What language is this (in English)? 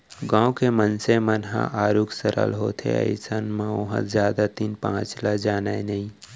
Chhattisgarhi